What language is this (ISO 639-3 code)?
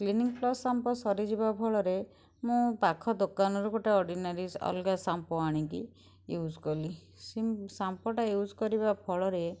ori